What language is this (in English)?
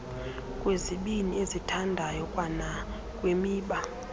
Xhosa